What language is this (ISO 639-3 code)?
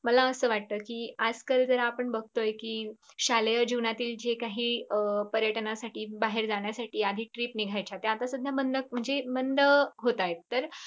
mar